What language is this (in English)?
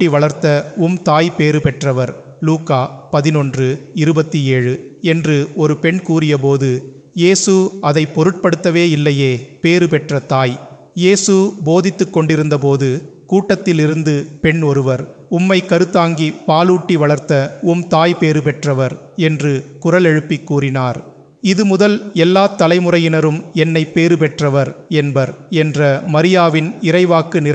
Tamil